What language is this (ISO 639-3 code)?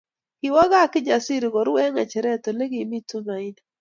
kln